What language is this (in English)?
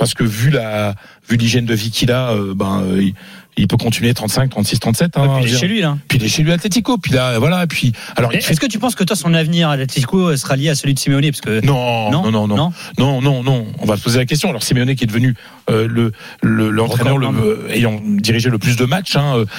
French